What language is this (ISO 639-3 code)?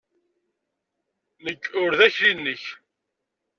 kab